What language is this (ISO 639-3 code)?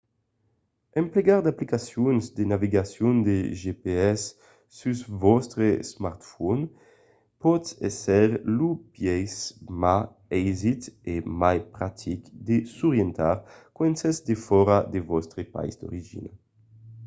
oci